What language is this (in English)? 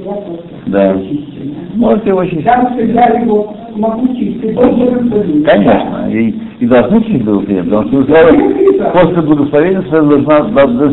Russian